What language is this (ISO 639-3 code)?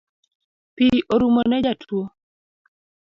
luo